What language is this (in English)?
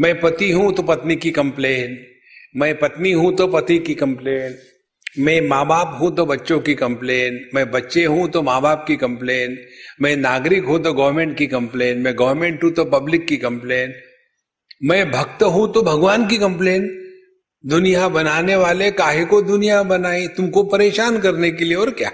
Hindi